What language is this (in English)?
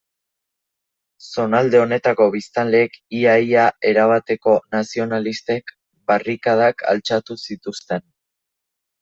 Basque